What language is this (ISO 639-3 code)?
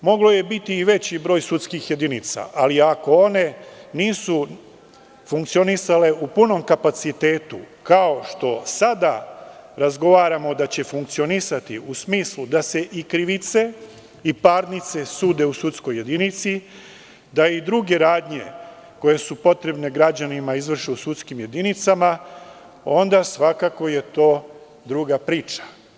srp